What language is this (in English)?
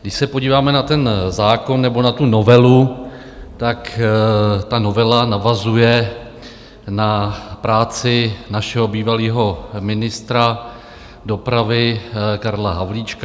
Czech